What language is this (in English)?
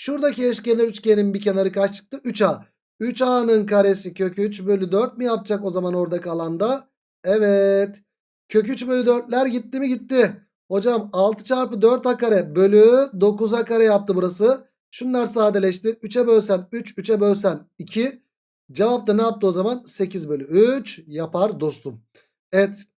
Turkish